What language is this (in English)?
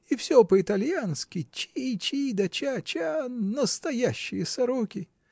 Russian